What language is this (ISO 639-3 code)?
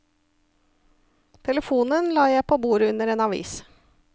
nor